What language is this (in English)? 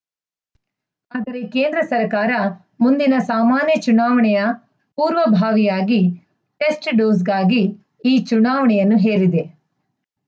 Kannada